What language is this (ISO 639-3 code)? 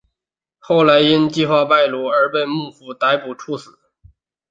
zho